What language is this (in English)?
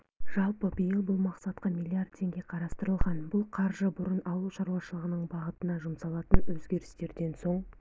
Kazakh